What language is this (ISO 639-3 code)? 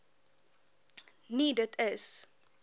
afr